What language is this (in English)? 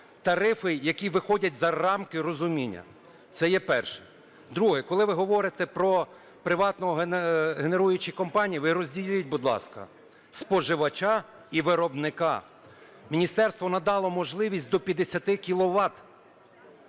Ukrainian